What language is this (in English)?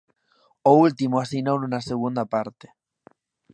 Galician